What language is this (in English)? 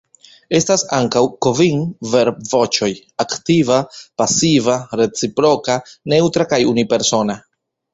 Esperanto